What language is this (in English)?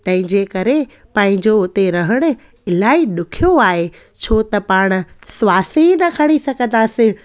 Sindhi